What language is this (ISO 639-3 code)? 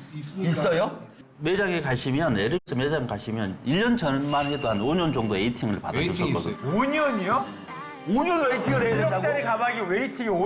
kor